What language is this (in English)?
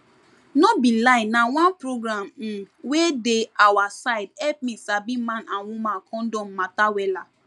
Nigerian Pidgin